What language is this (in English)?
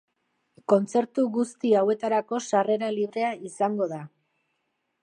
Basque